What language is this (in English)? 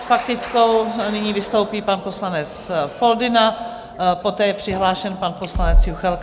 Czech